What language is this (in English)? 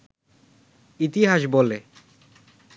Bangla